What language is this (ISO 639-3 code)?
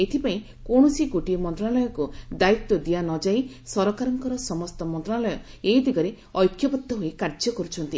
ori